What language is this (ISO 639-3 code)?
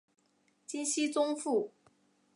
zho